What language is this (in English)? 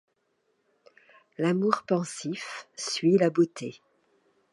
French